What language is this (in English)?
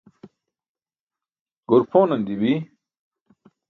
Burushaski